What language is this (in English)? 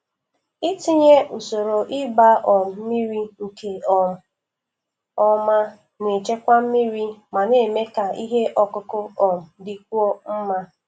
Igbo